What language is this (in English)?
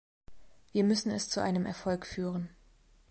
German